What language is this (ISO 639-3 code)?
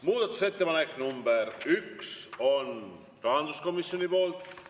est